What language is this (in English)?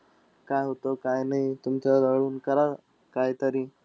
Marathi